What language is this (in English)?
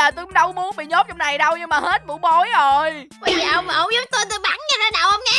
Vietnamese